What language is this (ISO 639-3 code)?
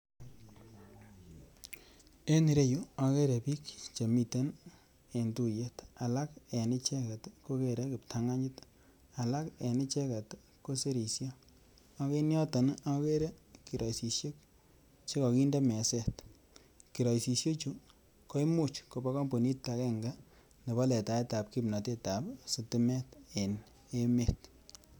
kln